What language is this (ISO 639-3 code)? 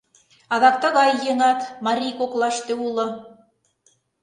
chm